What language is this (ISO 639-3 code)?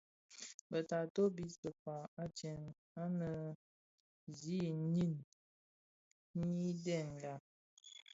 ksf